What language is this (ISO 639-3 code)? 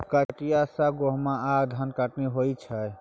mai